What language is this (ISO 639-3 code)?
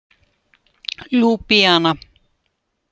isl